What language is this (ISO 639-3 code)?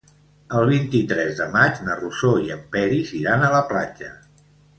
cat